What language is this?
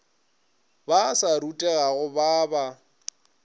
Northern Sotho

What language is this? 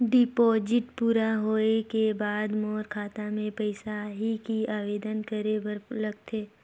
Chhattisgarhi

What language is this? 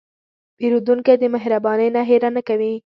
Pashto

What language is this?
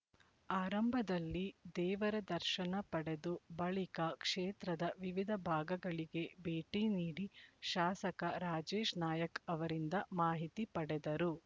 Kannada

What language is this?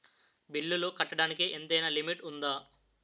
Telugu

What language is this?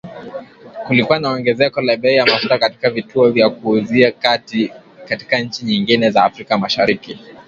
Swahili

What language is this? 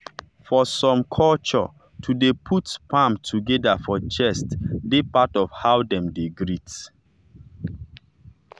Nigerian Pidgin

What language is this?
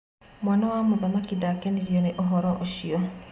Kikuyu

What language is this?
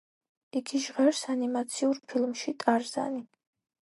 Georgian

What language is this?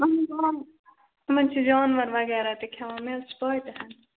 Kashmiri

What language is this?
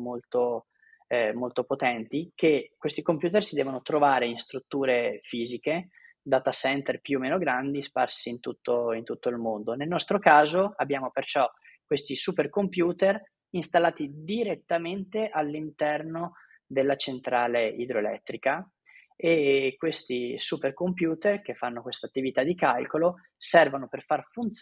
Italian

